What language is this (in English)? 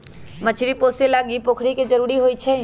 Magahi